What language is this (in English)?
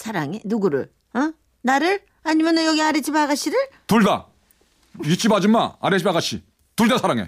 Korean